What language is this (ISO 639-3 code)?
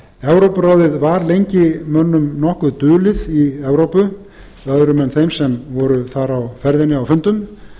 isl